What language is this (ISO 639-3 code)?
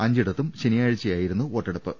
mal